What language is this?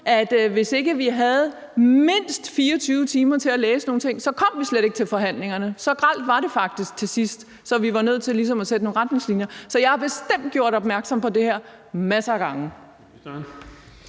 Danish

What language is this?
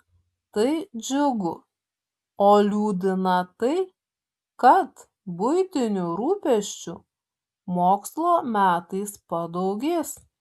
Lithuanian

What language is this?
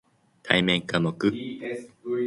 Japanese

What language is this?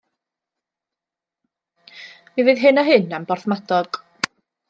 Welsh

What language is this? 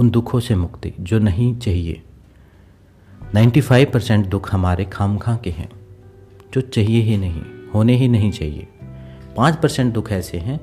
Hindi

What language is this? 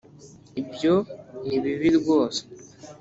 Kinyarwanda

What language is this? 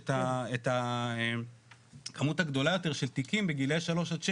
Hebrew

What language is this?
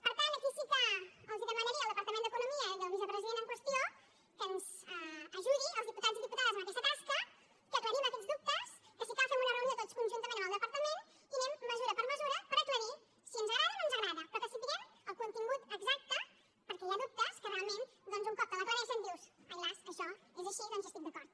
Catalan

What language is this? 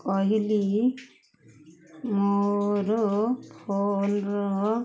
Odia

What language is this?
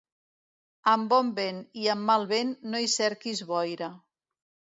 Catalan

